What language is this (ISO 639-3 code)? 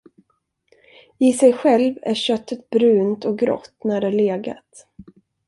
swe